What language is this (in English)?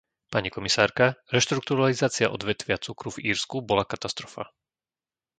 Slovak